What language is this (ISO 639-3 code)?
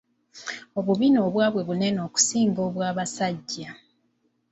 lug